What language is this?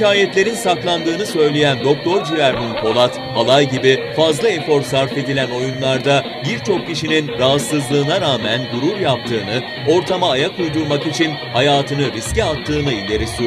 Turkish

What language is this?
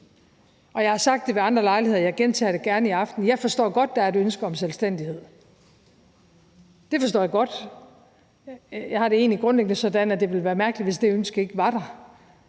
Danish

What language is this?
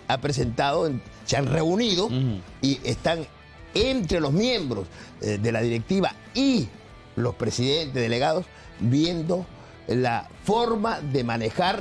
Spanish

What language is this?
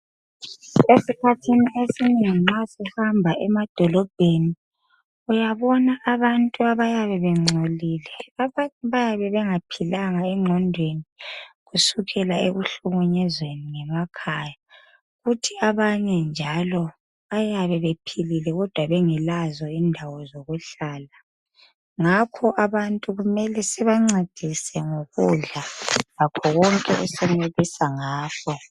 North Ndebele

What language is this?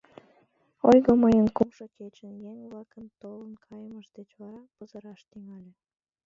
Mari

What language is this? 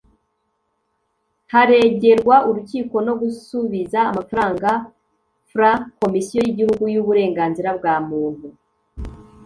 Kinyarwanda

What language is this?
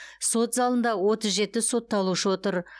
Kazakh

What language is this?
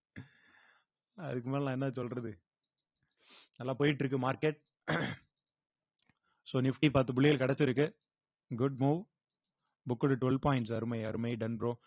Tamil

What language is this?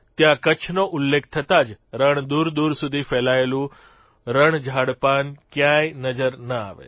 Gujarati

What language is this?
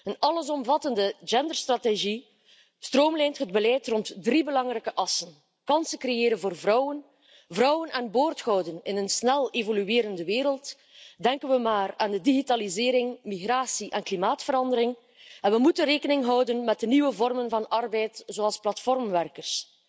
Dutch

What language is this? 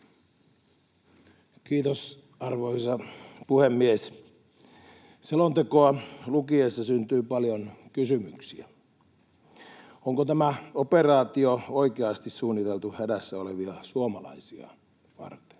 Finnish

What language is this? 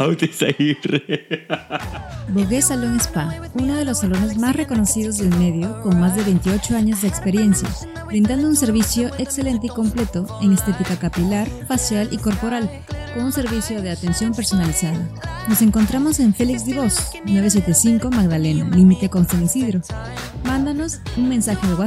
Spanish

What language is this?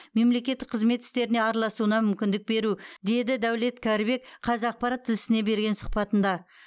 Kazakh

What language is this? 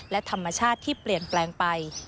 Thai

